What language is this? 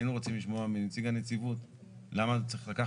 Hebrew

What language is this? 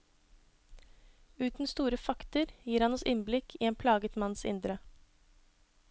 Norwegian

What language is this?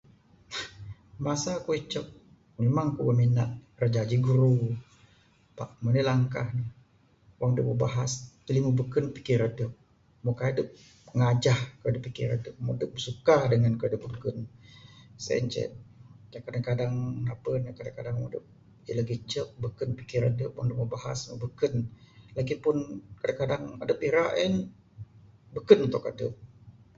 Bukar-Sadung Bidayuh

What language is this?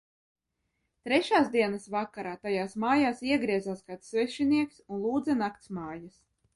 Latvian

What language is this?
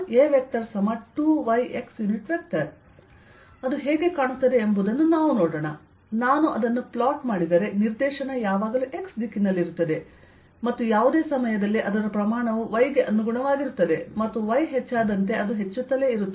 Kannada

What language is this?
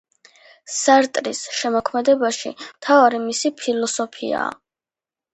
Georgian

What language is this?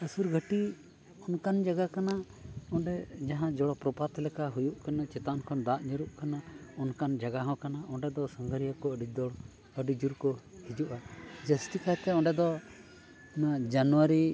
Santali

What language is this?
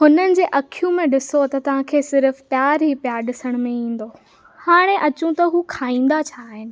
Sindhi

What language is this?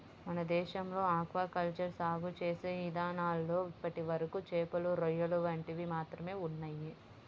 Telugu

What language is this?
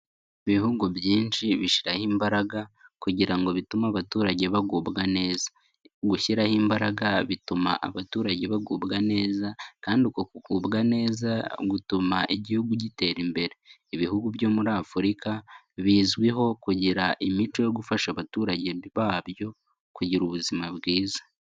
Kinyarwanda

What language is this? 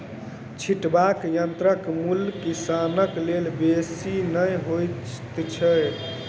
Maithili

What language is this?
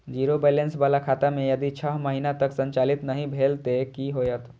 Maithili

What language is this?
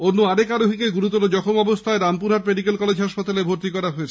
Bangla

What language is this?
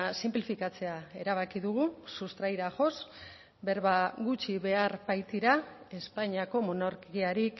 Basque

